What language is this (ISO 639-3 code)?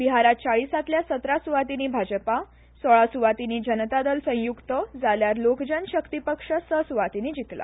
kok